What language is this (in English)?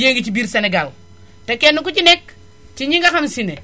Wolof